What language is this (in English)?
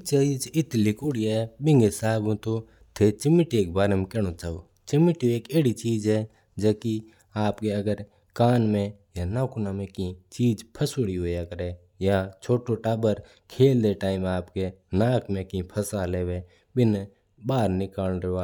Mewari